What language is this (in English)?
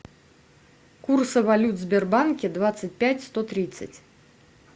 Russian